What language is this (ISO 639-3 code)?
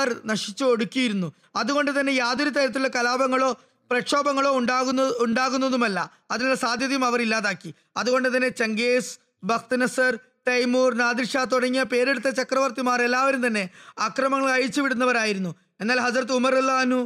mal